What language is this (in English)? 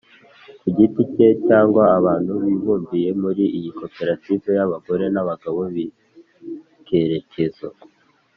Kinyarwanda